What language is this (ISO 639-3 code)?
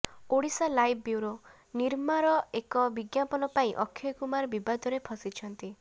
ori